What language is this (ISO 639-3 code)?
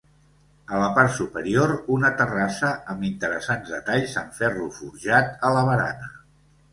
cat